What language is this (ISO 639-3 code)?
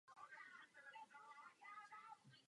ces